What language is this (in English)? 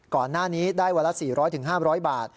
Thai